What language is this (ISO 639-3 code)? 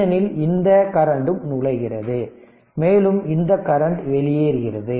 tam